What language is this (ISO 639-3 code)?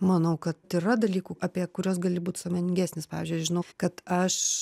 lit